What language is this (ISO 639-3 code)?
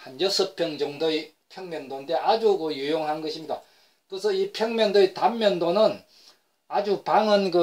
kor